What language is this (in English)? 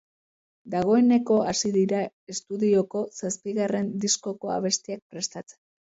Basque